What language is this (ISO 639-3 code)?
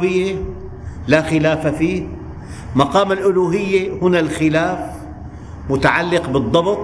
ara